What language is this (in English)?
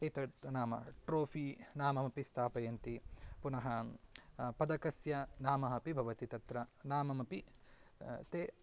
Sanskrit